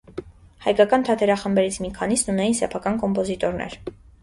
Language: Armenian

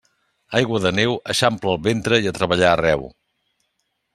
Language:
Catalan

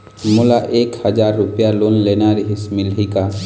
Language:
Chhattisgarhi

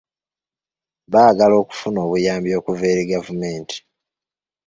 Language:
Ganda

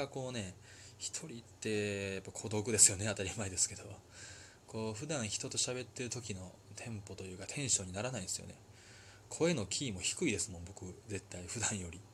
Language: Japanese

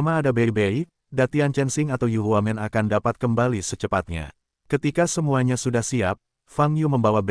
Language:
Indonesian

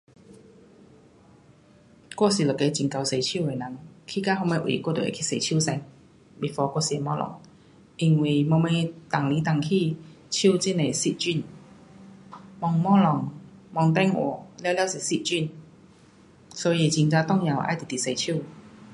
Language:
Pu-Xian Chinese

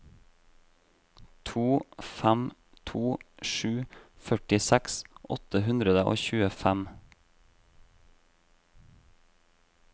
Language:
Norwegian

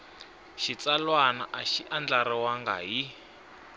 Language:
Tsonga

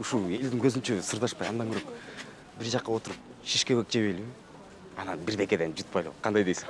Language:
Turkish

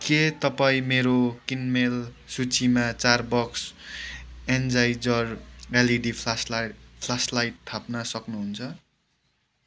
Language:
Nepali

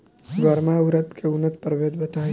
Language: Bhojpuri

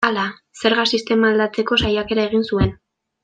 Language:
Basque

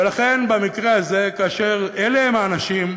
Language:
Hebrew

